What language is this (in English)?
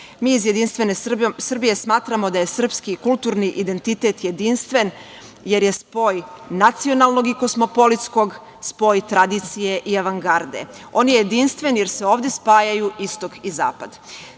Serbian